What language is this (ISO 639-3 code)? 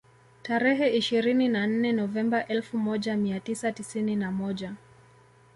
swa